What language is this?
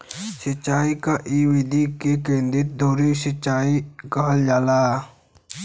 Bhojpuri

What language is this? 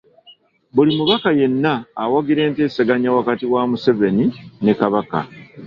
Ganda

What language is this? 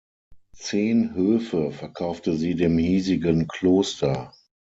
German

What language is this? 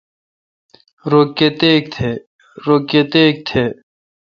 Kalkoti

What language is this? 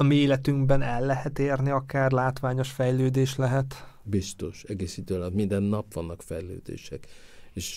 Hungarian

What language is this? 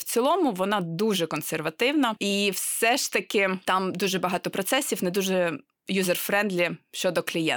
Ukrainian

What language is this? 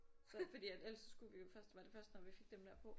Danish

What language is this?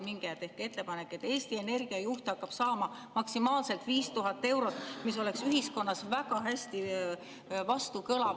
Estonian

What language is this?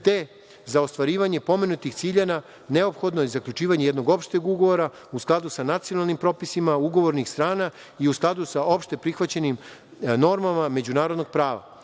Serbian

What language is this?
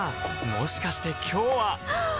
Japanese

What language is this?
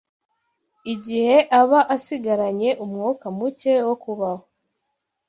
Kinyarwanda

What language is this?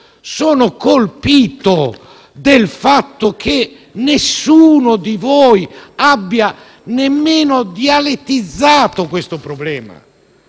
Italian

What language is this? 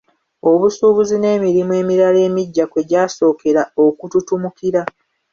Ganda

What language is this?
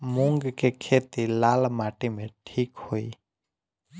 Bhojpuri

